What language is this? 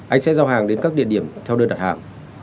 Vietnamese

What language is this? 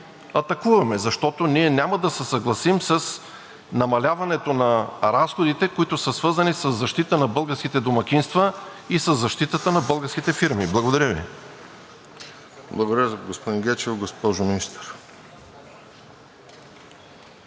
Bulgarian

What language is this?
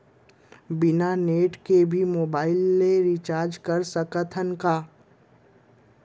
Chhattisgarhi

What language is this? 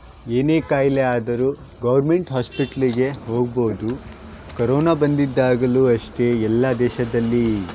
Kannada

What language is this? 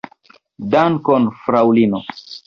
Esperanto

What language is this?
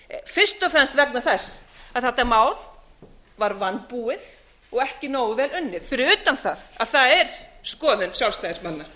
Icelandic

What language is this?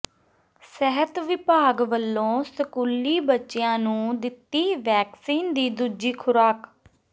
Punjabi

